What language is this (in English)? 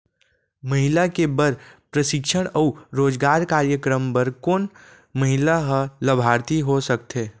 Chhattisgarhi